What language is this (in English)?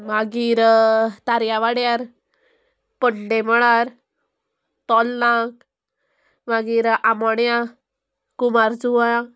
Konkani